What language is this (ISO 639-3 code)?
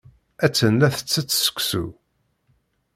kab